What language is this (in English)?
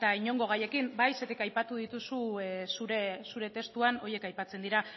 Basque